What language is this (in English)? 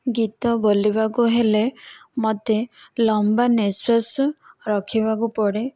Odia